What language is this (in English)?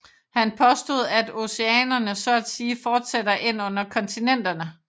Danish